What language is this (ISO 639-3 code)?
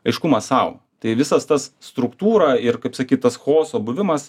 lit